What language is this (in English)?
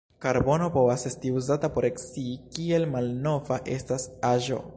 Esperanto